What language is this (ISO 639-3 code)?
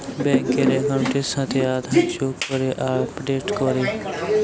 ben